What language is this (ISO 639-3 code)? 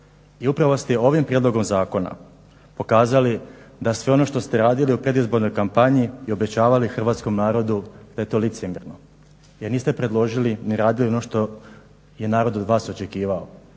hrv